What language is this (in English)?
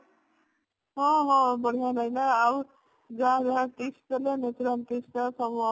Odia